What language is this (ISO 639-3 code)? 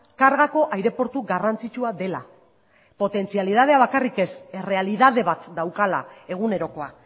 eus